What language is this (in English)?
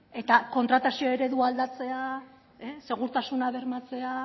Basque